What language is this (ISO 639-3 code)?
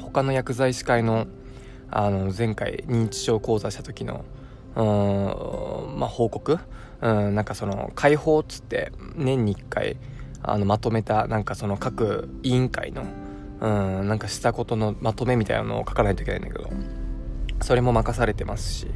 jpn